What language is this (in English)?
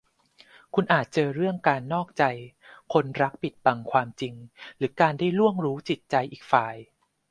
Thai